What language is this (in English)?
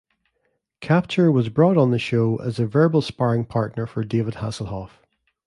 English